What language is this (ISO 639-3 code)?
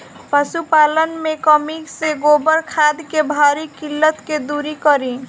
bho